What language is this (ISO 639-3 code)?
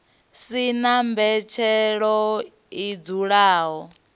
ven